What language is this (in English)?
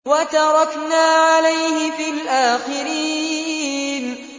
Arabic